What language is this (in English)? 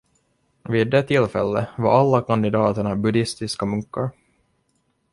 Swedish